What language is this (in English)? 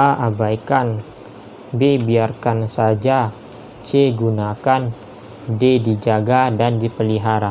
Indonesian